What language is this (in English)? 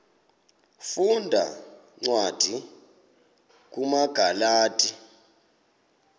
Xhosa